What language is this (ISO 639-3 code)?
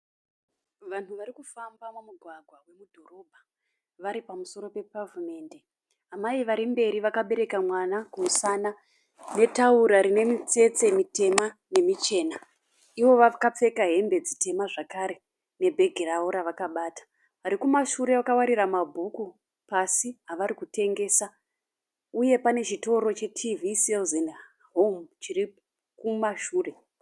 sna